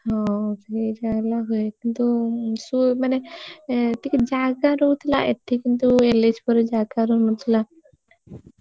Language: Odia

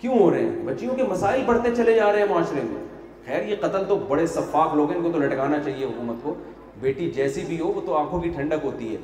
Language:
Urdu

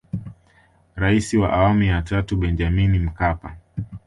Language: Swahili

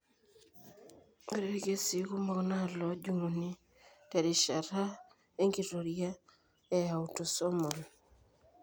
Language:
Masai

